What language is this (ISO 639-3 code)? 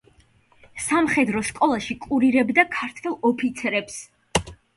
kat